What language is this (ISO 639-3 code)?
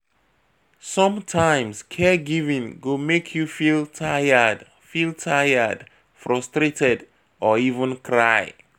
pcm